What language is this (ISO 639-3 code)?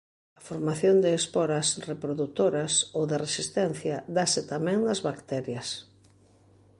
glg